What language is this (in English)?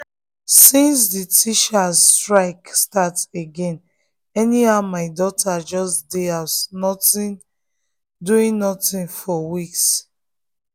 Nigerian Pidgin